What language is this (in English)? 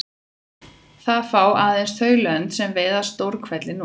Icelandic